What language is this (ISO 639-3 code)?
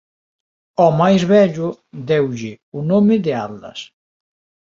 glg